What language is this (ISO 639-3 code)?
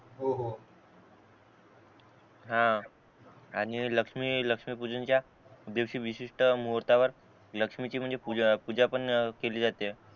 mar